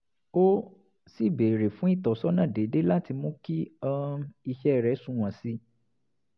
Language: Yoruba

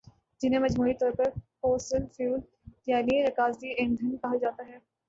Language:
Urdu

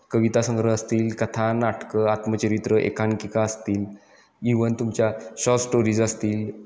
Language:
Marathi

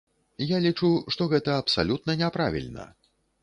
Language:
Belarusian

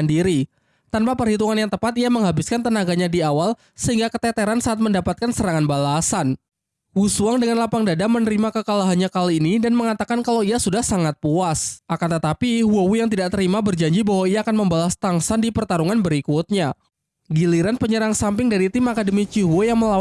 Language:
Indonesian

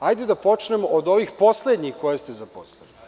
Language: Serbian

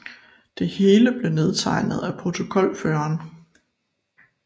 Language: Danish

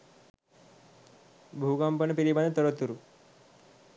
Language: Sinhala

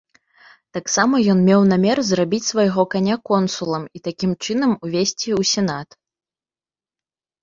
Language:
Belarusian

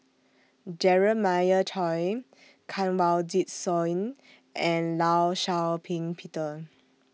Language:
English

